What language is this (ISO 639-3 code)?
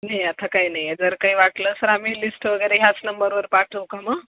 mar